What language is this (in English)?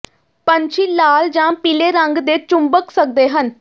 Punjabi